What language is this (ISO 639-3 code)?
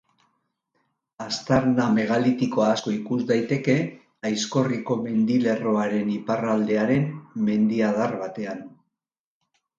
eus